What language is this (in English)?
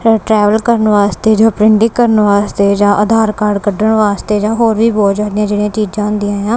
Punjabi